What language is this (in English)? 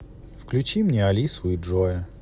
Russian